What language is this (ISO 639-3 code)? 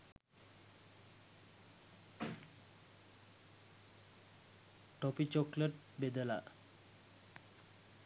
sin